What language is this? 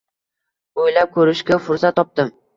Uzbek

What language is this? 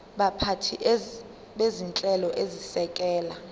Zulu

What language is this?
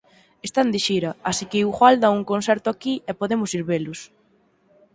Galician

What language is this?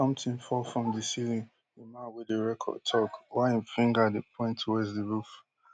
Nigerian Pidgin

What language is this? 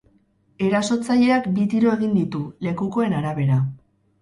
Basque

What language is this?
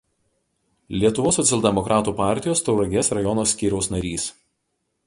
Lithuanian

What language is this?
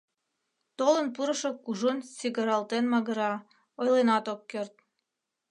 Mari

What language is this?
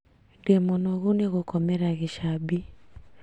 Kikuyu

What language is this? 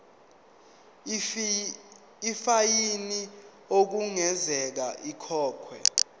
Zulu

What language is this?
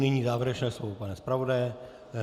Czech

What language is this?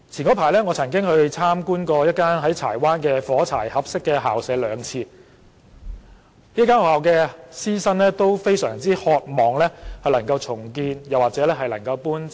Cantonese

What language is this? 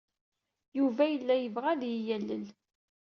Kabyle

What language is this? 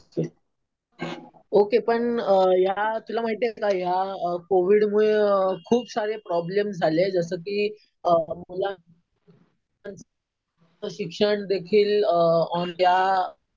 Marathi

